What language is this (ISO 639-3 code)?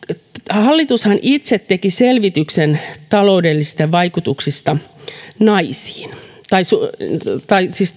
fin